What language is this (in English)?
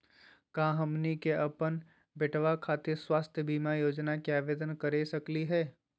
Magahi